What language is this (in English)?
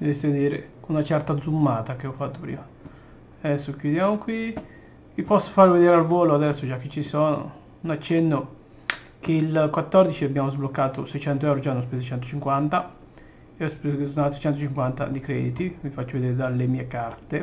Italian